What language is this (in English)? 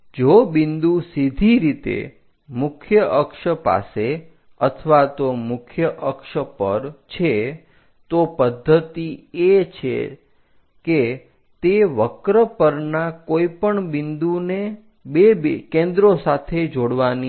Gujarati